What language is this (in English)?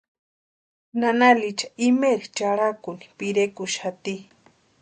Western Highland Purepecha